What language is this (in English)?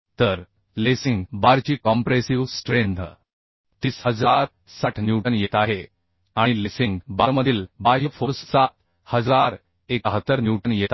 Marathi